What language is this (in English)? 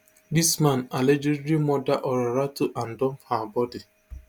Nigerian Pidgin